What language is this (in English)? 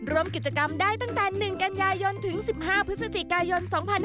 Thai